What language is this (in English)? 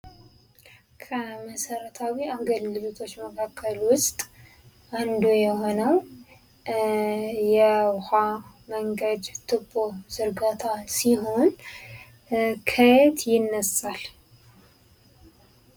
Amharic